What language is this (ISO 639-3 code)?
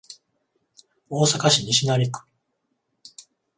jpn